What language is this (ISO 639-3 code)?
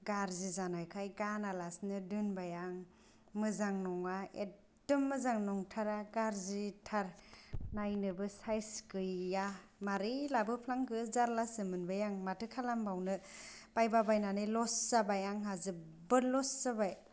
brx